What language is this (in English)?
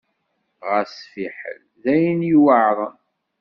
Kabyle